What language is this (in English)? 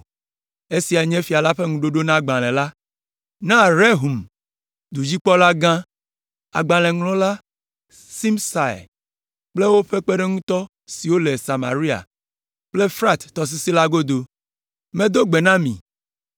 Ewe